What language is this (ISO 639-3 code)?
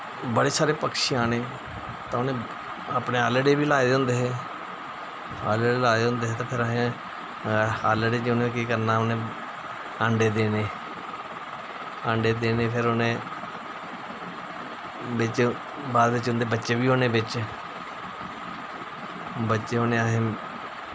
doi